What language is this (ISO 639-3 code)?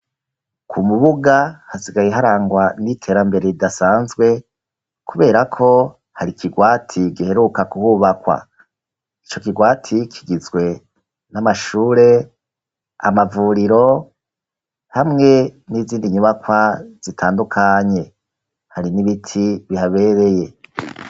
run